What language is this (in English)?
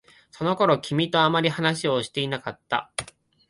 Japanese